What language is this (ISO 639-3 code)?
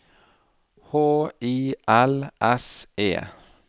nor